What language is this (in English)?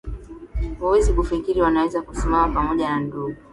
Swahili